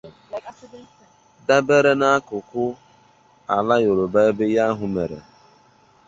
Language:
Igbo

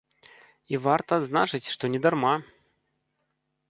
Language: Belarusian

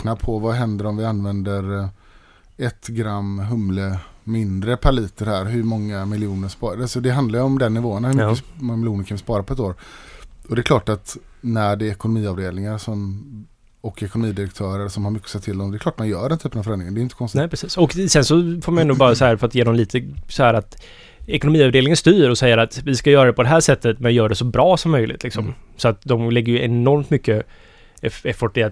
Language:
Swedish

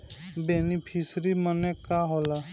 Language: Bhojpuri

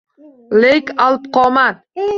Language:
Uzbek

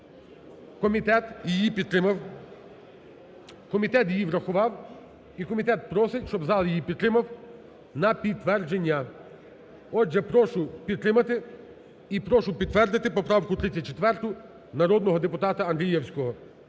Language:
Ukrainian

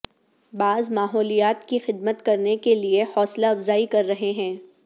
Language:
Urdu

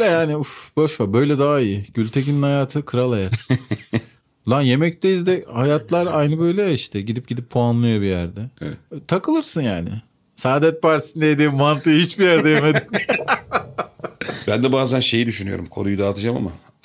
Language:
Turkish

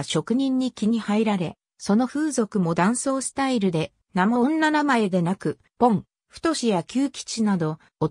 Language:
Japanese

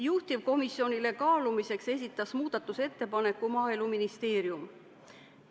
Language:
Estonian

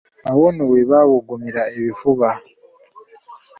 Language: Ganda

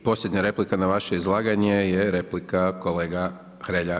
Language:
Croatian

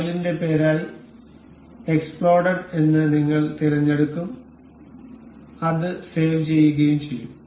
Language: Malayalam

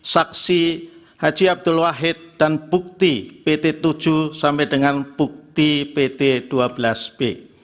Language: Indonesian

